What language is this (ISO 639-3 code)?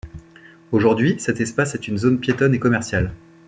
fra